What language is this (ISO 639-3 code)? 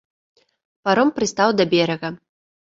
bel